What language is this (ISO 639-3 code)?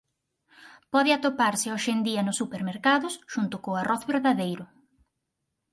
glg